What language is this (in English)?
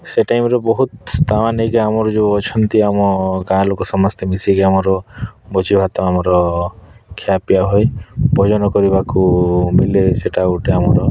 Odia